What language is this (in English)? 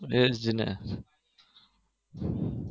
Gujarati